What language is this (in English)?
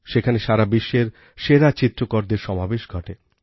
Bangla